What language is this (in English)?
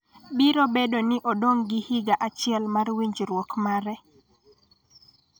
Luo (Kenya and Tanzania)